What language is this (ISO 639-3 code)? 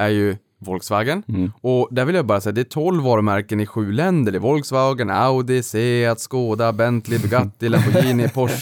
swe